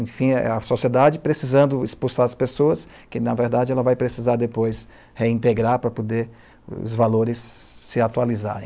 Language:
Portuguese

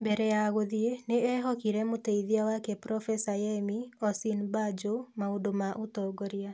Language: Kikuyu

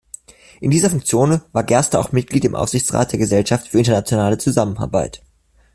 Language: German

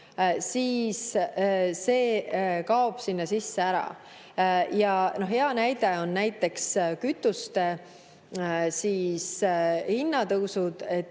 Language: Estonian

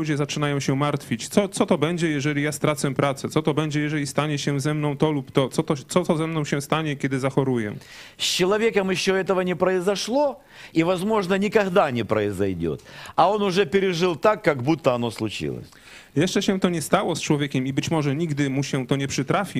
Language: Polish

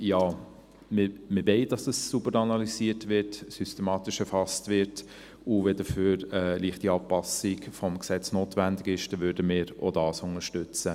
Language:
Swiss German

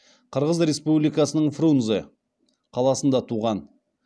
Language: Kazakh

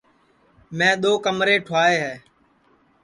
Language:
Sansi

